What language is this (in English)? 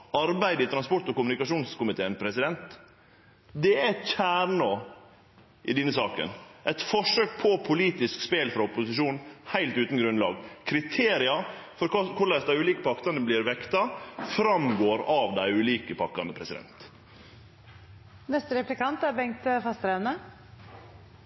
Norwegian Nynorsk